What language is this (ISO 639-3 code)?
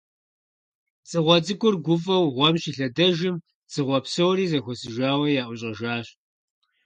kbd